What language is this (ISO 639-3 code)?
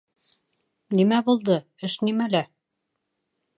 bak